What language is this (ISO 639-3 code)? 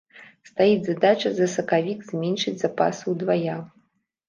bel